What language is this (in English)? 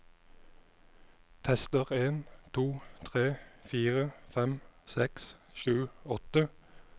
Norwegian